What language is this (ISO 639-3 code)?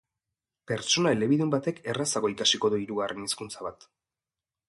eus